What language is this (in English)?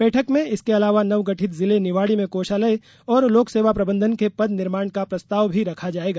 Hindi